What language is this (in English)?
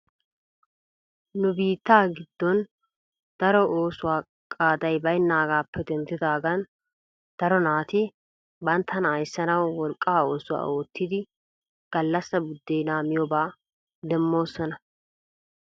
Wolaytta